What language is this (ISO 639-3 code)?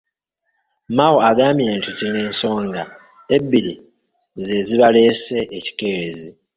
lug